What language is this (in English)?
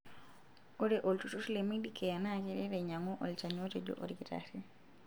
Masai